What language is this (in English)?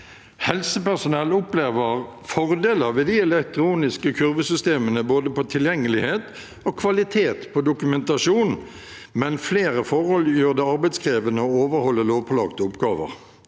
Norwegian